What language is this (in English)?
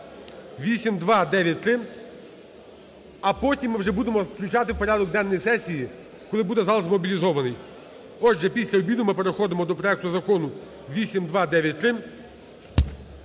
Ukrainian